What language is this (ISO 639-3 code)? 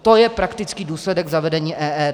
ces